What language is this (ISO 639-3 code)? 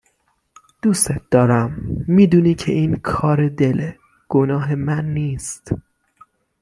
fas